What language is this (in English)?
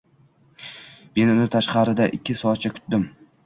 Uzbek